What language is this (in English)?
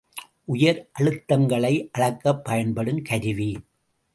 Tamil